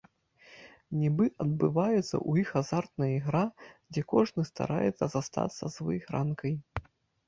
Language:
Belarusian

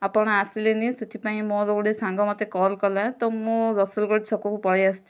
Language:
Odia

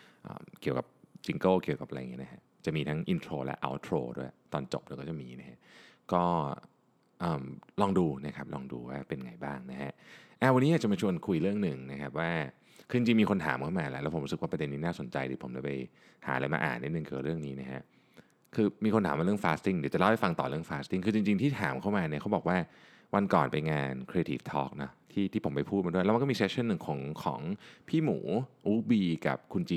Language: Thai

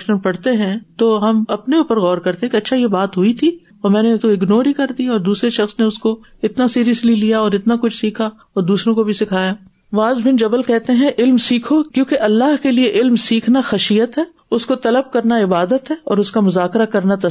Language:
Urdu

